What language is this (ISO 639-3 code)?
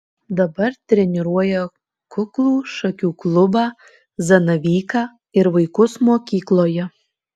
lit